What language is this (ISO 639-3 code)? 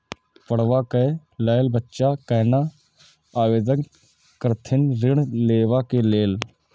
mai